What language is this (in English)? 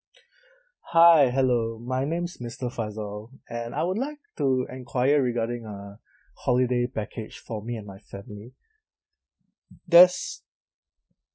English